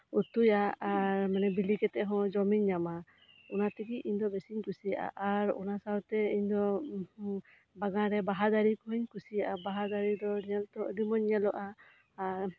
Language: Santali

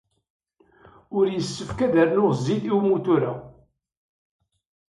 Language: Kabyle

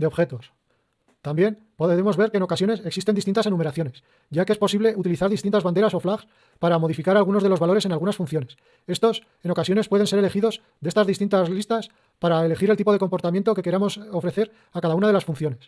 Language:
Spanish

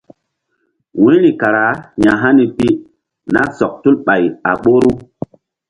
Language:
Mbum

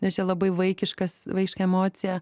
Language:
Lithuanian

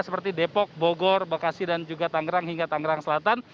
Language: Indonesian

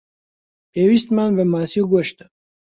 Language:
Central Kurdish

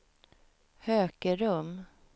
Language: Swedish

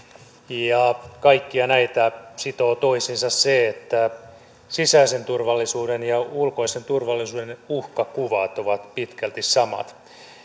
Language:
Finnish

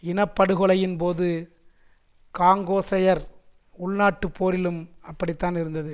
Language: Tamil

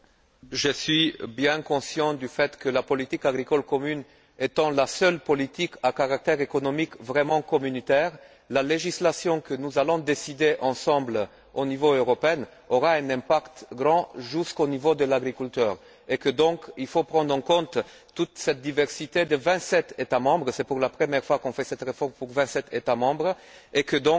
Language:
French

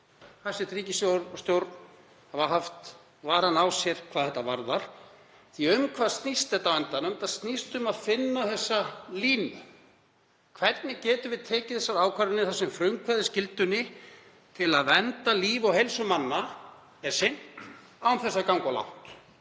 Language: Icelandic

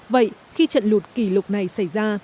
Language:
Vietnamese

